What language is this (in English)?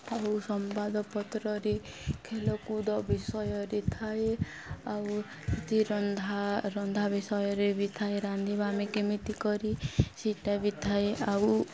Odia